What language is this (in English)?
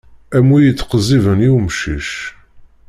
Kabyle